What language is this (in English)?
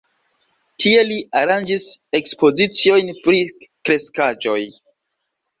Esperanto